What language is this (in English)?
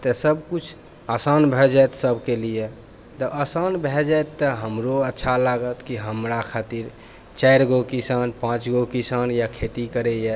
Maithili